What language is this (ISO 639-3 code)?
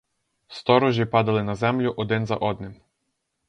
ukr